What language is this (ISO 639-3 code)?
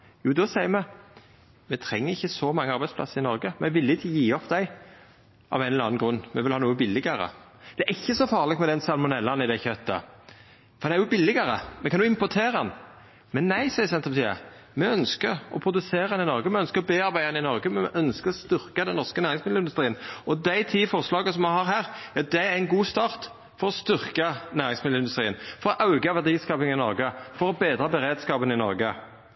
nno